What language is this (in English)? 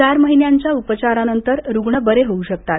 Marathi